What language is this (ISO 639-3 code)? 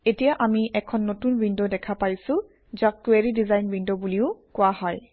asm